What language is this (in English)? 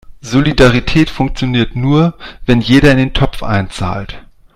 German